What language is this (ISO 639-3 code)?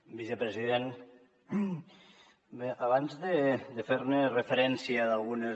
cat